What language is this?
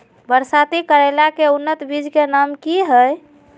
Magahi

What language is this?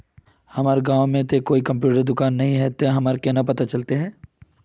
Magahi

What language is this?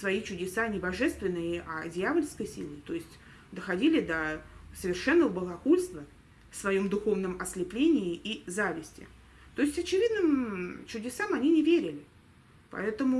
Russian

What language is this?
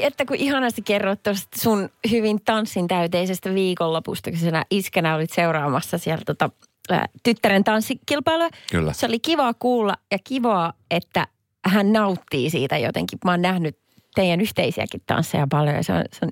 Finnish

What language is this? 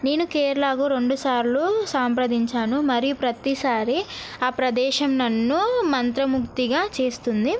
Telugu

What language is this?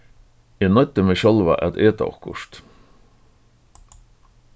Faroese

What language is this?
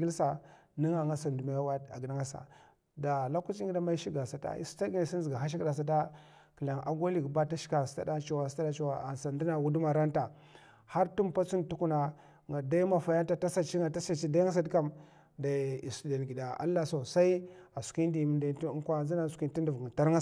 Mafa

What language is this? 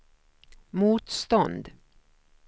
Swedish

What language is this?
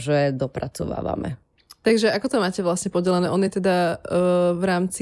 Slovak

